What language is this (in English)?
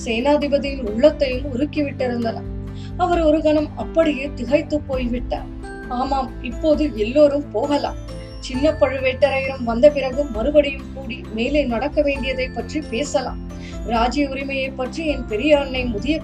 Tamil